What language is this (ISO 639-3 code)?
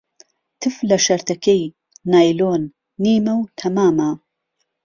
ckb